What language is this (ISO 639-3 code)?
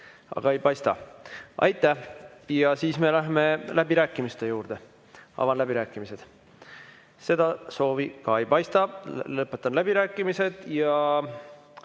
est